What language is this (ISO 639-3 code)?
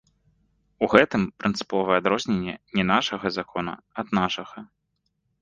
bel